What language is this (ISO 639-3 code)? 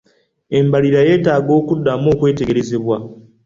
lug